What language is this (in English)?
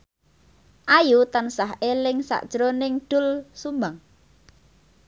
Javanese